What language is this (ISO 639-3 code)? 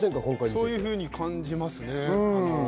jpn